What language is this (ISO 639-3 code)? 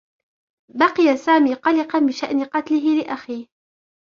ara